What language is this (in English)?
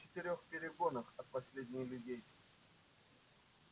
Russian